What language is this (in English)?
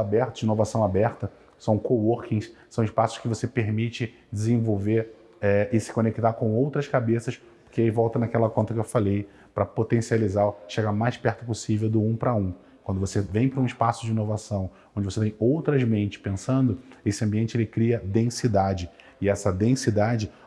Portuguese